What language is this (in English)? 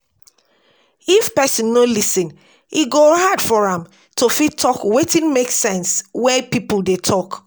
Nigerian Pidgin